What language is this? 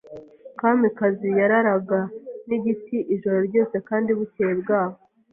Kinyarwanda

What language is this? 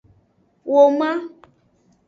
Aja (Benin)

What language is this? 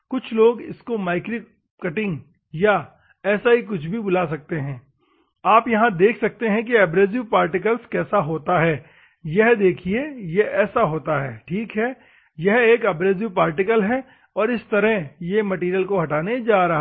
Hindi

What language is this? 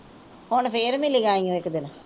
Punjabi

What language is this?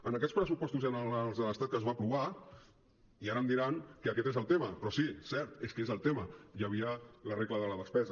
Catalan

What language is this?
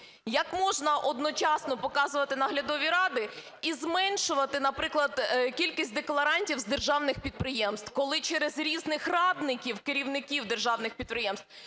Ukrainian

